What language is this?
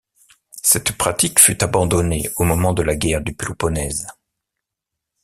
French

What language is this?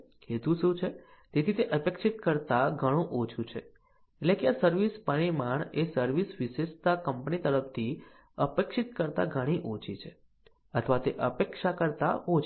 Gujarati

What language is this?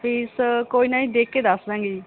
Punjabi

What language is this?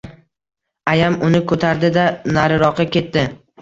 Uzbek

